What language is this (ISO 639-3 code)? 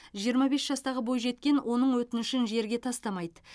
kaz